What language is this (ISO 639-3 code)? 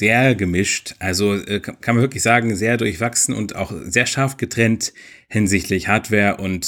deu